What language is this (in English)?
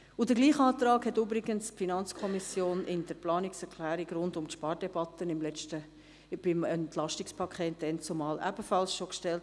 Swiss German